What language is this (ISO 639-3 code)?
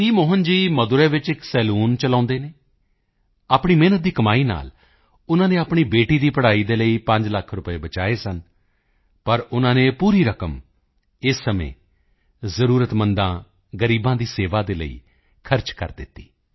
pan